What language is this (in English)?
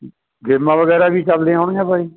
Punjabi